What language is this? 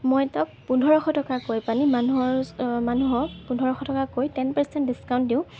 Assamese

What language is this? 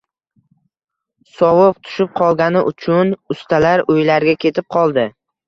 Uzbek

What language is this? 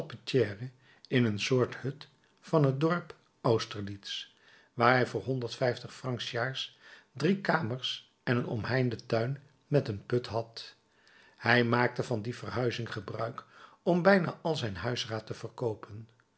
Dutch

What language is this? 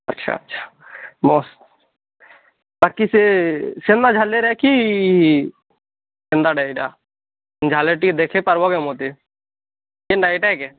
Odia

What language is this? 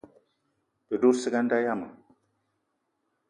Eton (Cameroon)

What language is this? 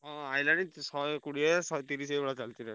Odia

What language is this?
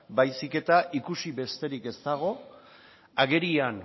Basque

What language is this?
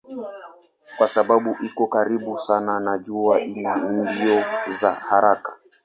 Swahili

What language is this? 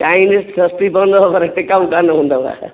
Sindhi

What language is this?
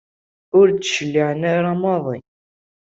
Kabyle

